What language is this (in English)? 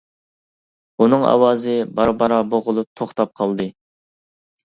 Uyghur